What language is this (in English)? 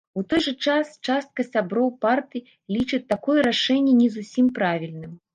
Belarusian